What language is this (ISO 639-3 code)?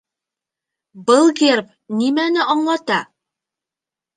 bak